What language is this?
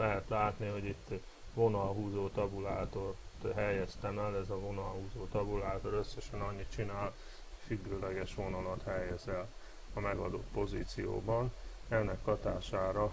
Hungarian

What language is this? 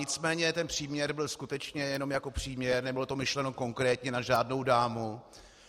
Czech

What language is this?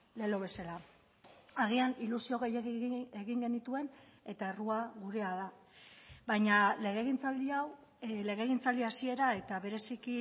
Basque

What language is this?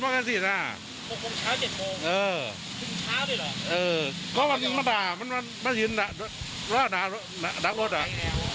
Thai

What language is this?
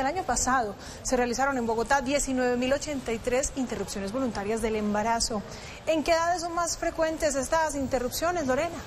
Spanish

